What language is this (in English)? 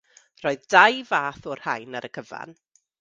Welsh